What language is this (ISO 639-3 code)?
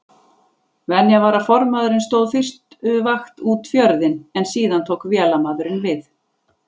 isl